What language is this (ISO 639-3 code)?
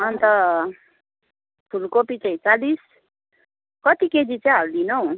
nep